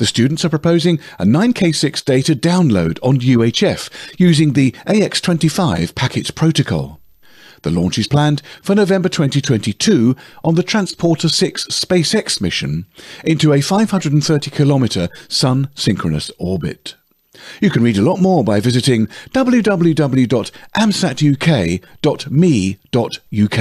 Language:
English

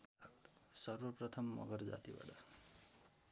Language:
Nepali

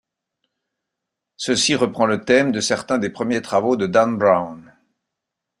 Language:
French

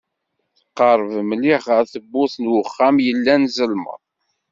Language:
Kabyle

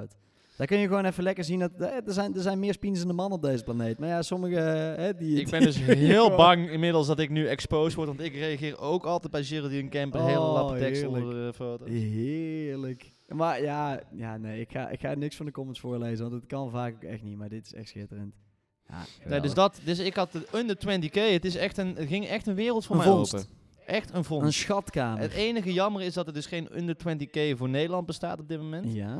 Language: Dutch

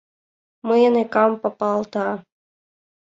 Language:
Mari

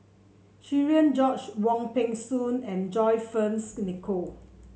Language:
English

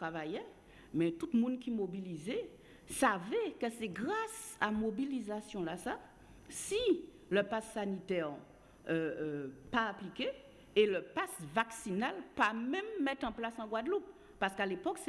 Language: French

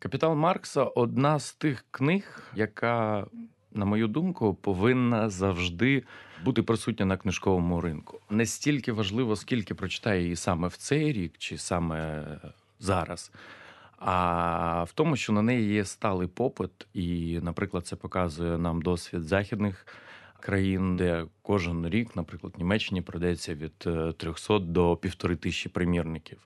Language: Ukrainian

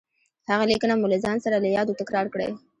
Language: Pashto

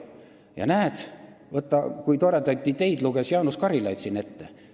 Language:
Estonian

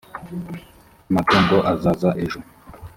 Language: Kinyarwanda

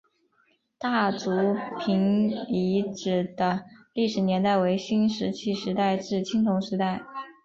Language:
Chinese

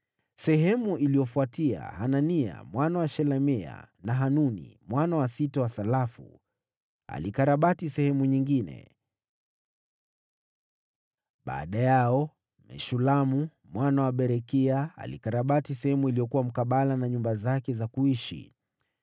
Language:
Swahili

